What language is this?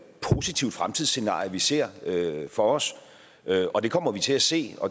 Danish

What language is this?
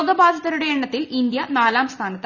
Malayalam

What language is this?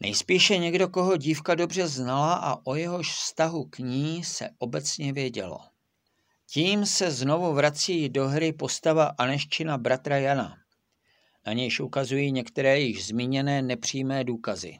Czech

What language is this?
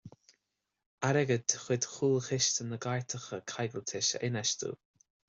Irish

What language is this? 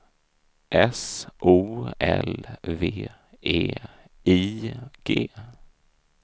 Swedish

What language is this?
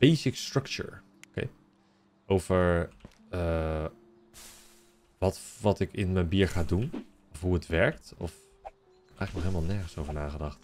Dutch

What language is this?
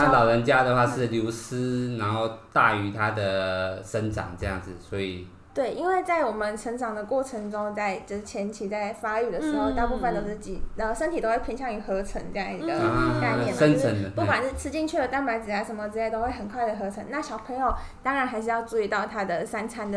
Chinese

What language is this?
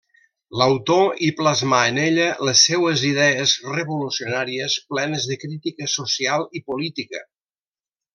Catalan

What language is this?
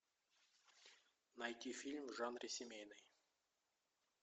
Russian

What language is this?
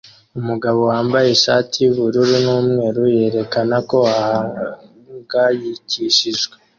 Kinyarwanda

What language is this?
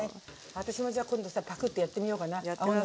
Japanese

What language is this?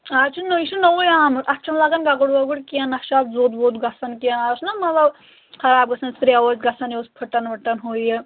Kashmiri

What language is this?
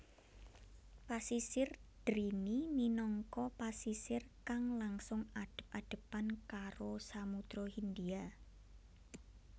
Javanese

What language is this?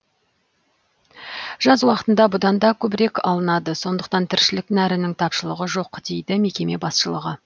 Kazakh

